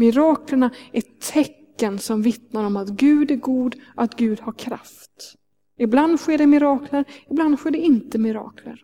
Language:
Swedish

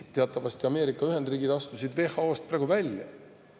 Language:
Estonian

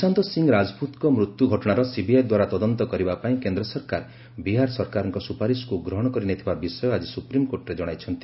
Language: Odia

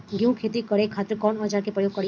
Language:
Bhojpuri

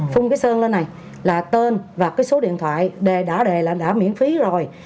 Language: Vietnamese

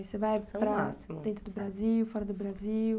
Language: Portuguese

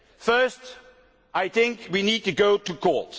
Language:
English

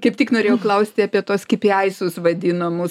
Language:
Lithuanian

